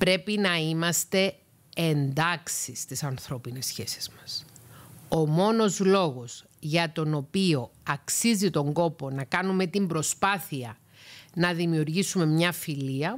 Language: Greek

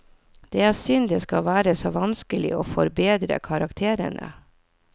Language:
Norwegian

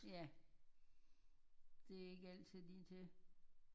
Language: Danish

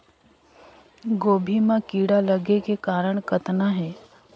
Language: Chhattisgarhi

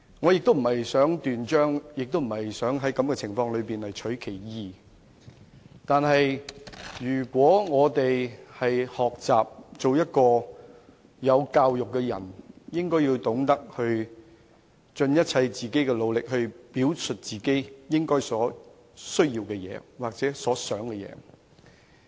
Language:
Cantonese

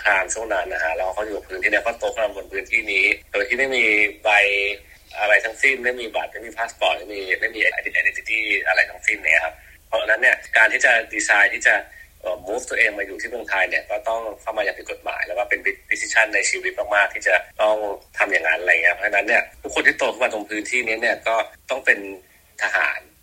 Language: Thai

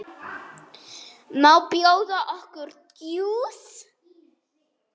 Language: Icelandic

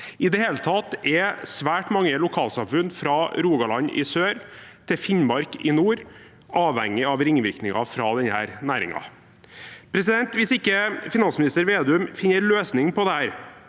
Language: Norwegian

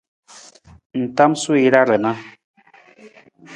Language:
Nawdm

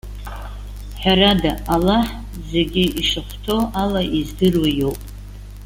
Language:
Abkhazian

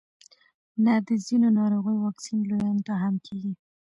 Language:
Pashto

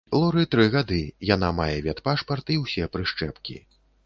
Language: Belarusian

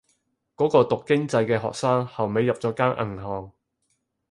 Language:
Cantonese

